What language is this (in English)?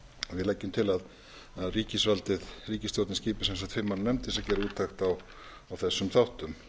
Icelandic